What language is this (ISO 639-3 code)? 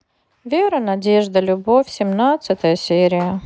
rus